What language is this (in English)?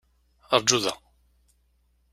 Kabyle